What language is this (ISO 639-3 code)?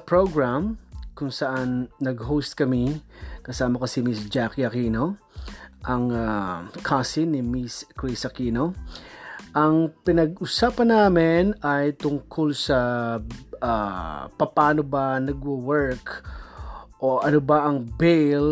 fil